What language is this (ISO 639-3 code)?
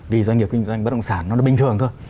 vie